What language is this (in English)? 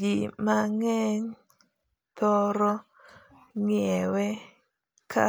Luo (Kenya and Tanzania)